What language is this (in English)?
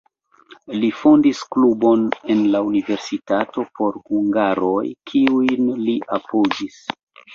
Esperanto